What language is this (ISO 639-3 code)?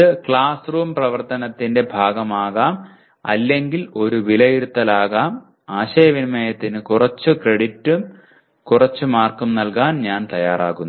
mal